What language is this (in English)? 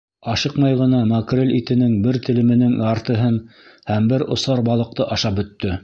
Bashkir